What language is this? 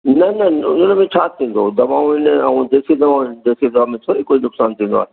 Sindhi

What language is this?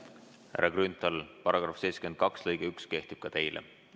Estonian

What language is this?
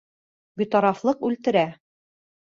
Bashkir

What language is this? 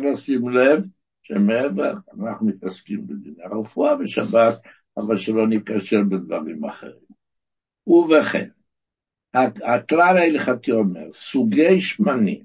Hebrew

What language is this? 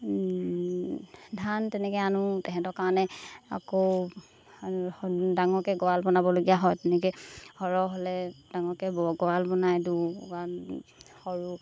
Assamese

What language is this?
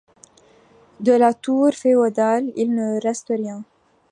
French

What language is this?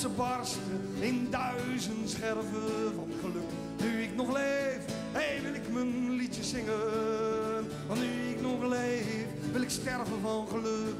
Dutch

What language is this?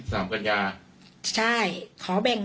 Thai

